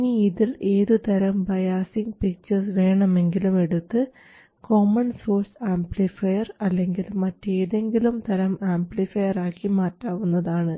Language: Malayalam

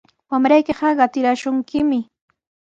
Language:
Sihuas Ancash Quechua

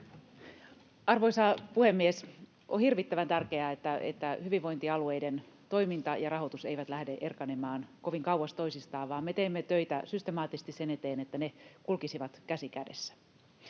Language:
Finnish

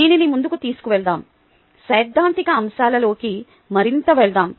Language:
Telugu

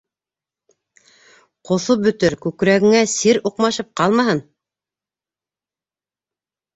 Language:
Bashkir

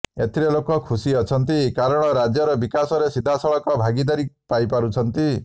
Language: Odia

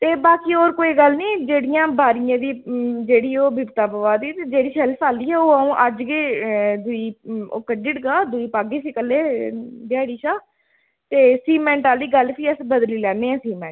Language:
Dogri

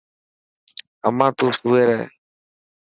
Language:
Dhatki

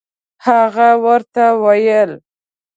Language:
Pashto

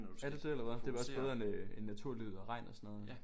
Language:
Danish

